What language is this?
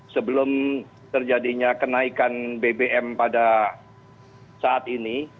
Indonesian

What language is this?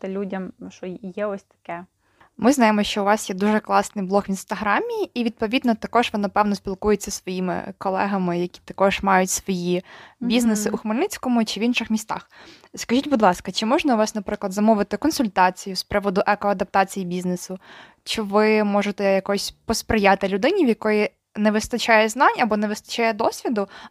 Ukrainian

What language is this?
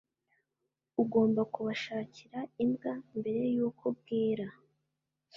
Kinyarwanda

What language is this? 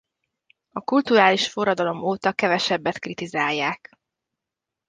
Hungarian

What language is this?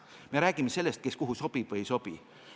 Estonian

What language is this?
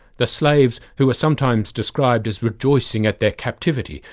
English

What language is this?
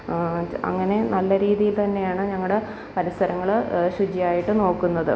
Malayalam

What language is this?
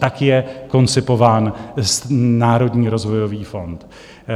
Czech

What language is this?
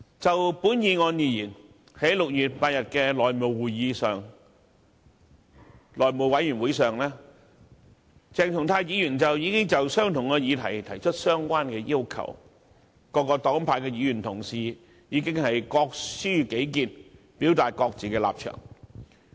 Cantonese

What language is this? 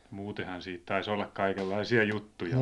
Finnish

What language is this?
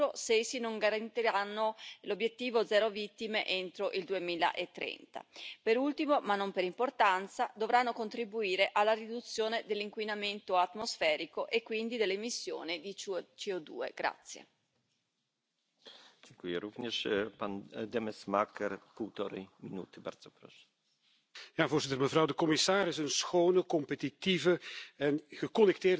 Polish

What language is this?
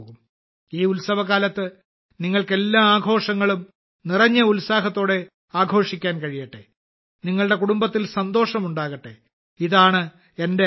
Malayalam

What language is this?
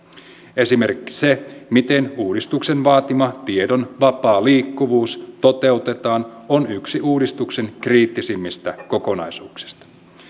Finnish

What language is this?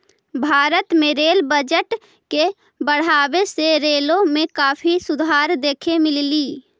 Magahi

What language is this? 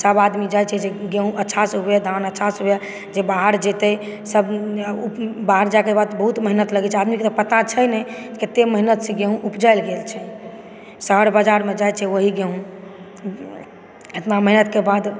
Maithili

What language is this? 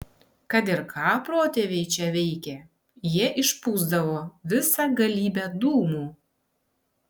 Lithuanian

